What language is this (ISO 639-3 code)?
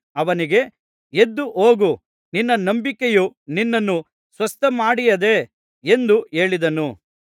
kan